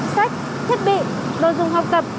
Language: Vietnamese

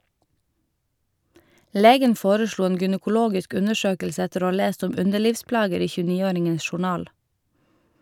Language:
Norwegian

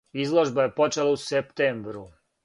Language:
Serbian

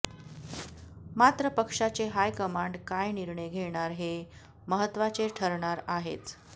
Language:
Marathi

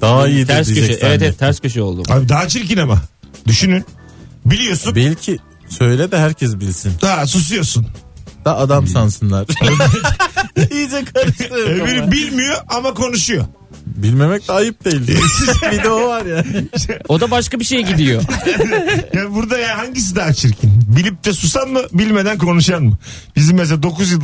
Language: Turkish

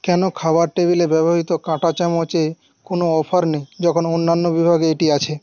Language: Bangla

